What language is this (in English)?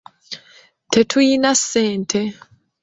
Ganda